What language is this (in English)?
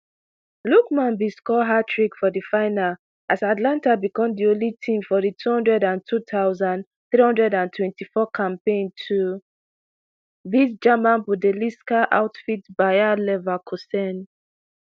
Nigerian Pidgin